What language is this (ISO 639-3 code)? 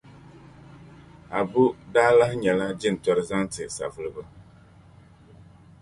dag